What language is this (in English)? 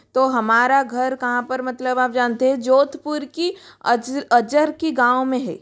Hindi